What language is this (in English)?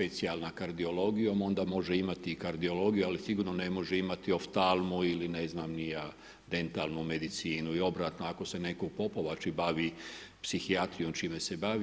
Croatian